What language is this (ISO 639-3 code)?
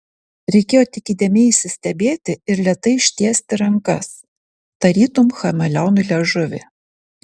lit